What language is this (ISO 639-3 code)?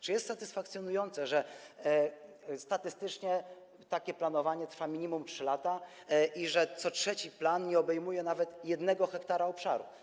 pol